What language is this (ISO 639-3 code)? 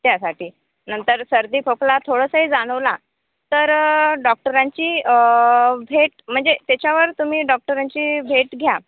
mar